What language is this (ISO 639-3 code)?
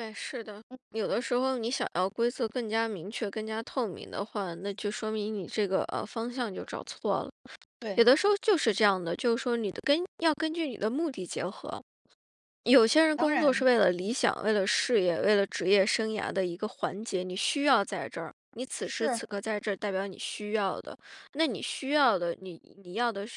zho